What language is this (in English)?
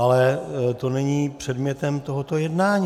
Czech